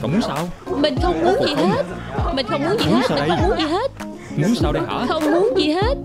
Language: Vietnamese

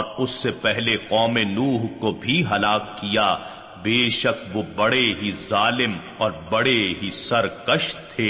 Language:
Urdu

